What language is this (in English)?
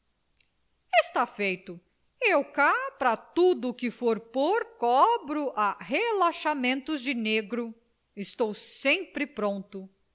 Portuguese